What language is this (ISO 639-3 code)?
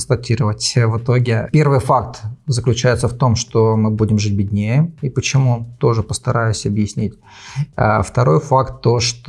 rus